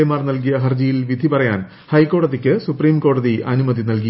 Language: Malayalam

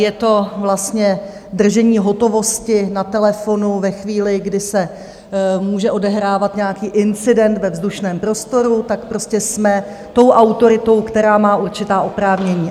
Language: Czech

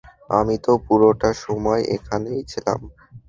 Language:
Bangla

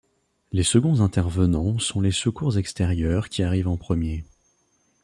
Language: French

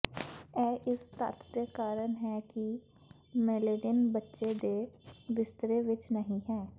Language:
Punjabi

